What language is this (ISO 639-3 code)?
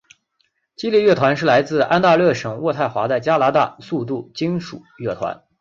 zho